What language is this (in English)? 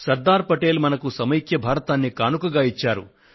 Telugu